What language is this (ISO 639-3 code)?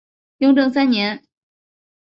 zho